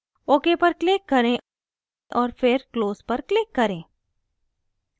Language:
Hindi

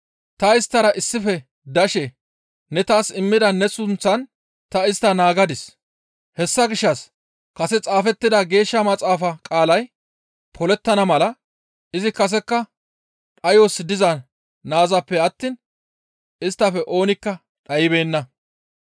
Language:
Gamo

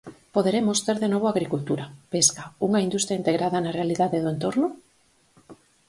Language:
Galician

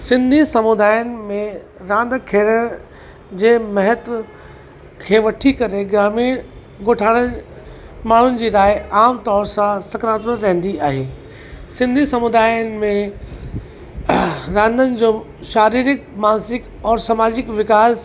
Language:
Sindhi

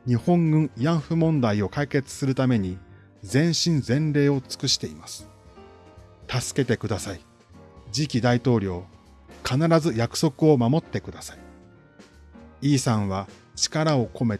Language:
Japanese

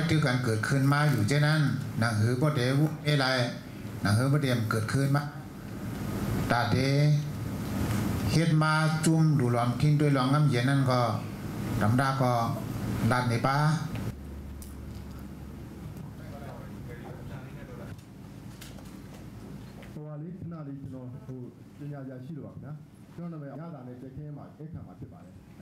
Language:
Thai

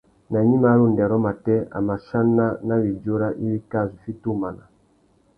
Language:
Tuki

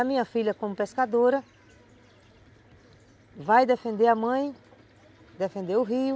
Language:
Portuguese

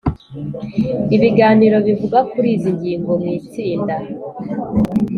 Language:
Kinyarwanda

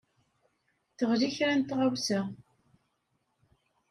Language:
Kabyle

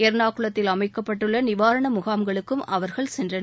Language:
Tamil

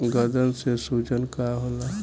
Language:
Bhojpuri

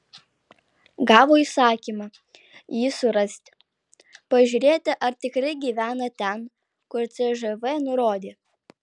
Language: Lithuanian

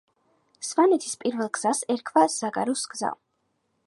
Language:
Georgian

